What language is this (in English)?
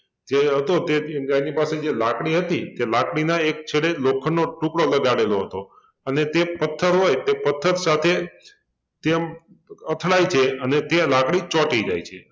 Gujarati